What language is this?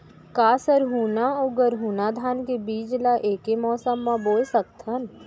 Chhattisgarhi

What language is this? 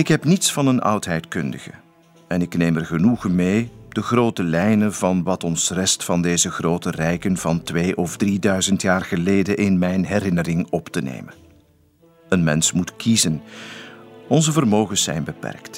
Dutch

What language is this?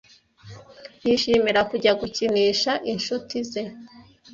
Kinyarwanda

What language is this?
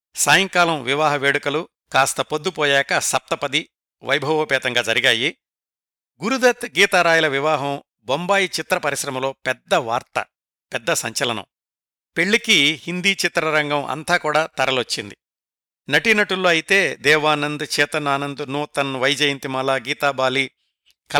Telugu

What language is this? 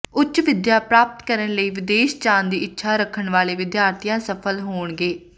Punjabi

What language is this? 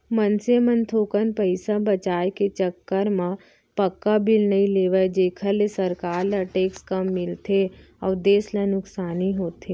Chhattisgarhi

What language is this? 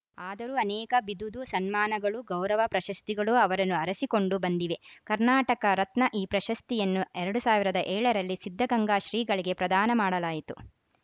Kannada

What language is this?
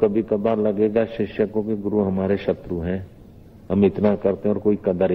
Hindi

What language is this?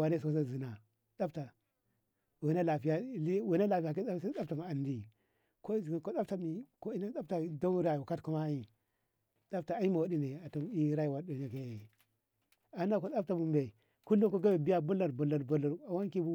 Ngamo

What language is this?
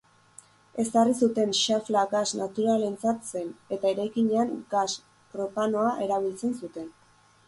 Basque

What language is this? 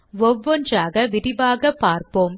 Tamil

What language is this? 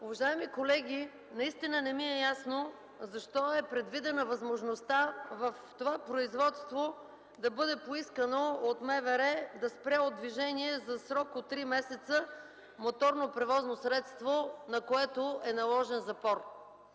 Bulgarian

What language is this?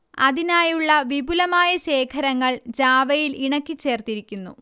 Malayalam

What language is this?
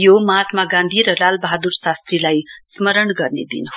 Nepali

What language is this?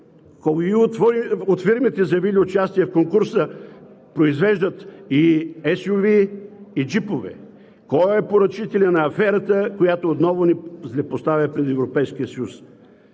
Bulgarian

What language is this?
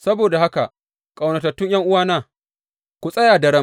Hausa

